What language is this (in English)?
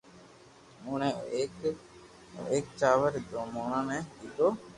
Loarki